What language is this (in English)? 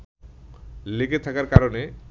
Bangla